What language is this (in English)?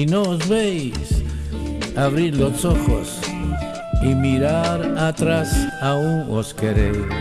Spanish